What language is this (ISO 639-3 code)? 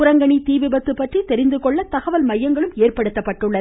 tam